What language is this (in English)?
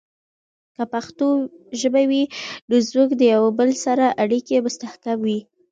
Pashto